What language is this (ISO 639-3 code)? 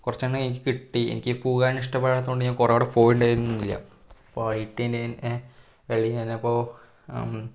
mal